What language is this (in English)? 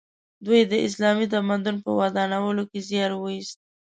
Pashto